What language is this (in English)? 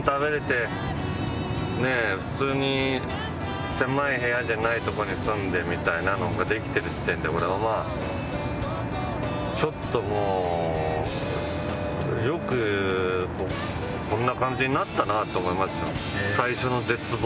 Japanese